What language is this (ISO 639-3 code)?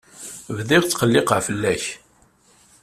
kab